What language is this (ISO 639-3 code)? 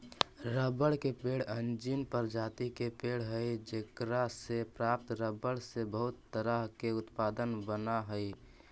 mag